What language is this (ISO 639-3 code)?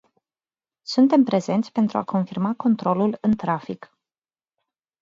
ron